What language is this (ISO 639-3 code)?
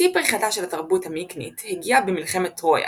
heb